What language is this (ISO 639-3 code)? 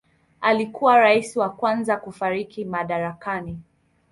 swa